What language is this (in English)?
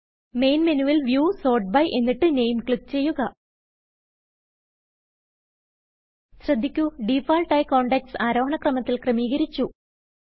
Malayalam